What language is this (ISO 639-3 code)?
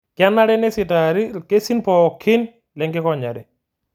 mas